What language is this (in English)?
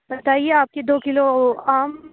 Urdu